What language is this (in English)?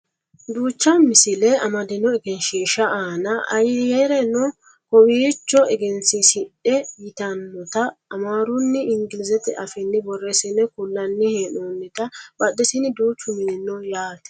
Sidamo